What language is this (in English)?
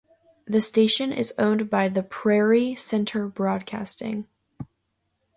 English